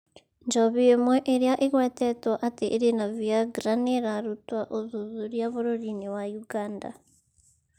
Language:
Kikuyu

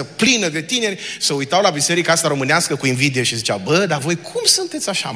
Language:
Romanian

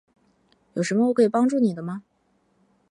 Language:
Chinese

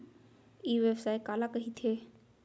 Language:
Chhattisgarhi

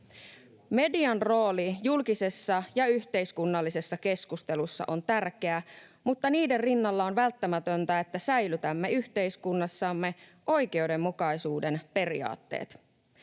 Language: Finnish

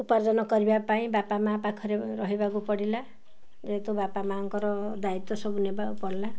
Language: Odia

